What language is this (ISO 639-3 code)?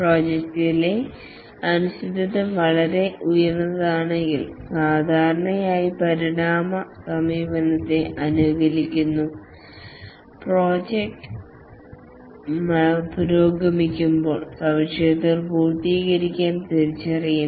mal